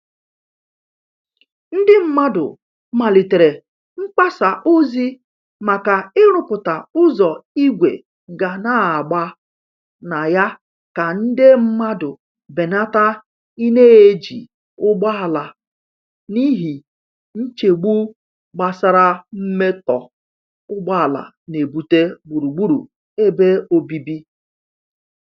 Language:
Igbo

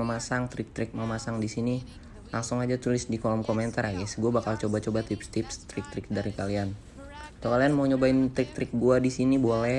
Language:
Indonesian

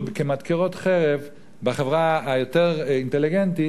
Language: Hebrew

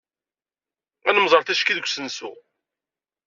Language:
Kabyle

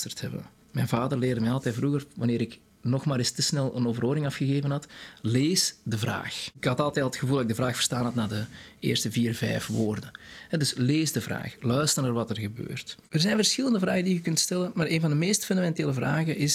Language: Dutch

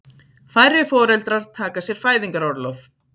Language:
Icelandic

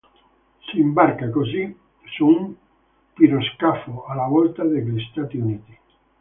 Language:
Italian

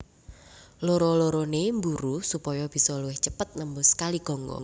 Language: Javanese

